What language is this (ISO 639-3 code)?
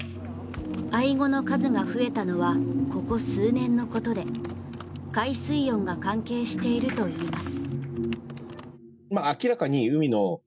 jpn